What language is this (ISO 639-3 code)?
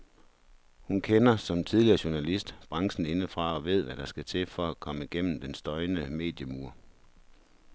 dan